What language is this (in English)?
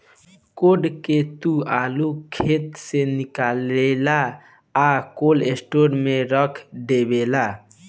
Bhojpuri